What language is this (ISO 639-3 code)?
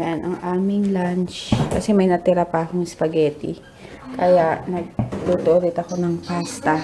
fil